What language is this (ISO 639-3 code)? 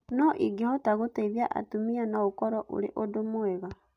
kik